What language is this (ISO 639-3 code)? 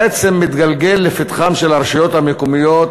heb